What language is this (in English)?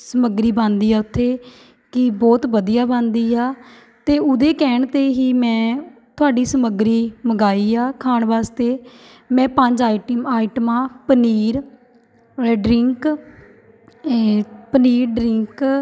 Punjabi